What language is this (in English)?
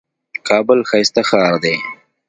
Pashto